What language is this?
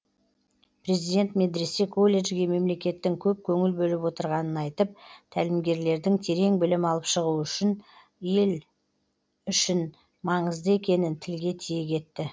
Kazakh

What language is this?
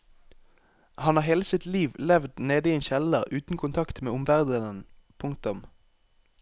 Norwegian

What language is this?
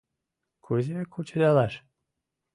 Mari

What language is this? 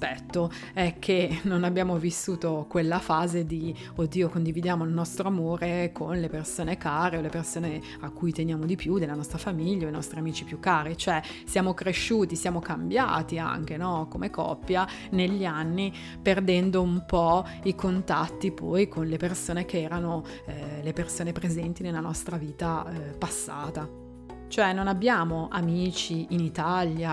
Italian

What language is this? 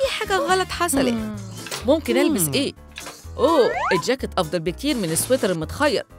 Arabic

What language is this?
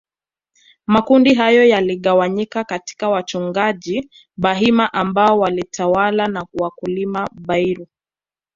Swahili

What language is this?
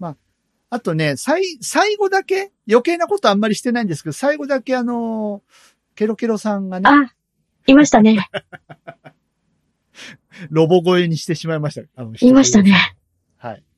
Japanese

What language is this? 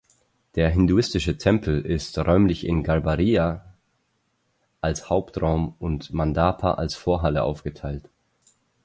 German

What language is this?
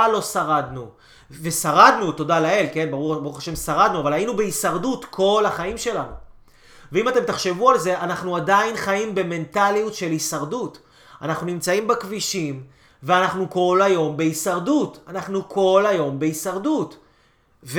Hebrew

